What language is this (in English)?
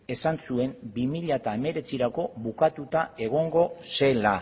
Basque